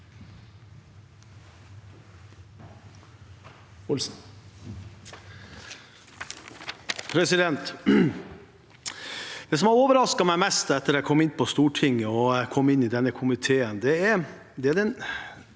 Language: Norwegian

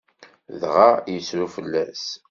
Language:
Kabyle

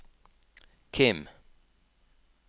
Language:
Norwegian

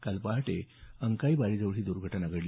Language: Marathi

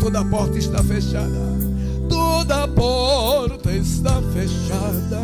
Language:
Portuguese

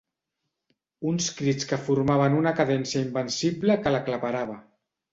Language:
Catalan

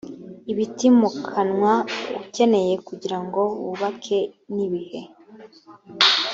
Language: Kinyarwanda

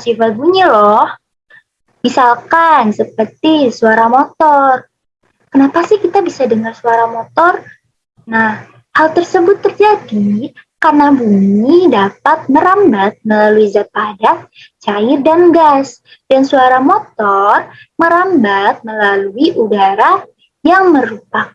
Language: Indonesian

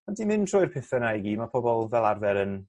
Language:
Welsh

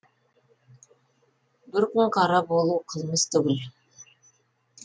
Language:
Kazakh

